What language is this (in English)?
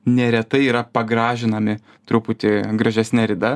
Lithuanian